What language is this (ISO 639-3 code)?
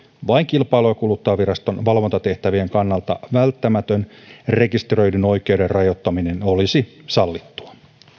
fin